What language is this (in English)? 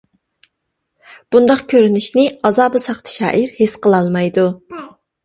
Uyghur